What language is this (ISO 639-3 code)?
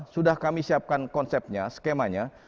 ind